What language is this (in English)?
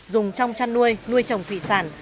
Vietnamese